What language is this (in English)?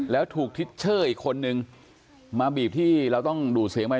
Thai